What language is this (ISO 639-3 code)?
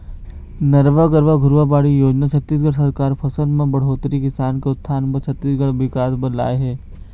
hne